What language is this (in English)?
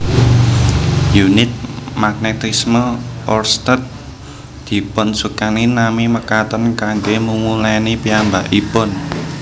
Javanese